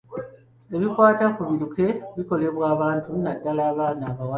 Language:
Ganda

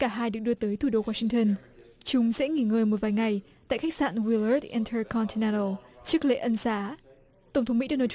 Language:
Vietnamese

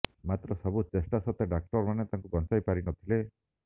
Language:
Odia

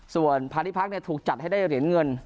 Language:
Thai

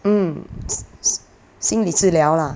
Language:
English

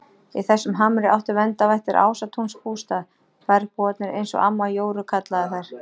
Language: Icelandic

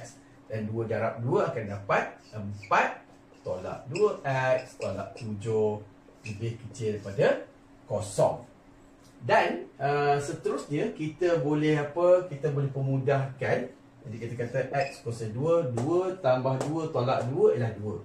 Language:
Malay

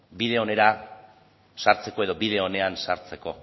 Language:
Basque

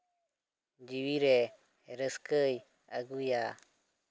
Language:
Santali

